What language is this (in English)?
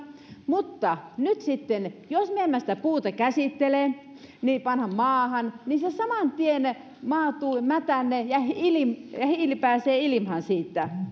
Finnish